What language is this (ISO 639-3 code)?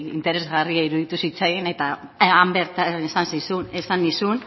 eus